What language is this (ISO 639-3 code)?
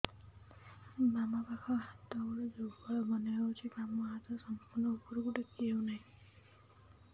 ori